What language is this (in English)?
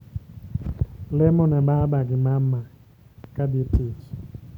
Luo (Kenya and Tanzania)